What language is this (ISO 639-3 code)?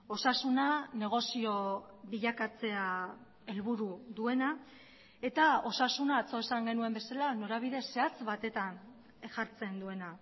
eus